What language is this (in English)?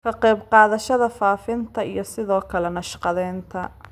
Somali